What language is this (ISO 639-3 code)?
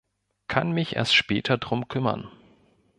deu